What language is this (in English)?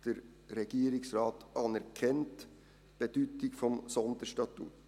Swiss German